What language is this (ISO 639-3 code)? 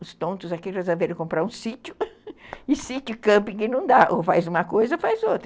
por